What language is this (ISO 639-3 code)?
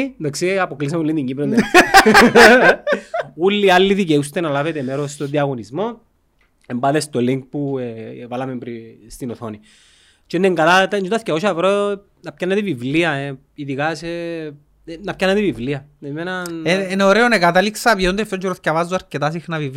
ell